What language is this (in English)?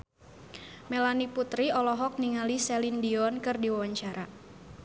Sundanese